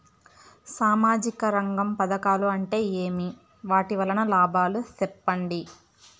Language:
Telugu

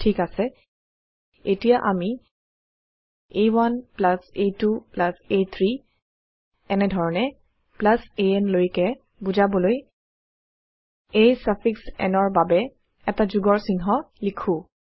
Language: Assamese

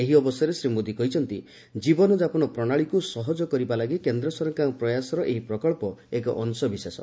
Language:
Odia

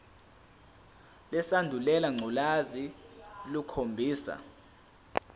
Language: Zulu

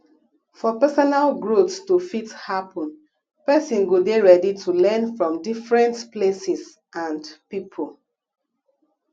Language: Nigerian Pidgin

